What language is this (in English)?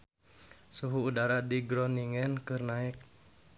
Sundanese